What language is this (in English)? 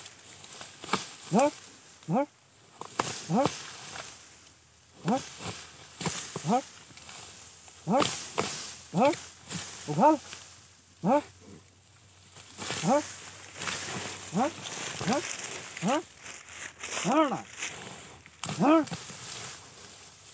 Korean